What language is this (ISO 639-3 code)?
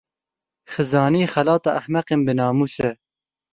kur